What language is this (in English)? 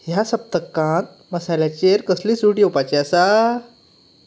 Konkani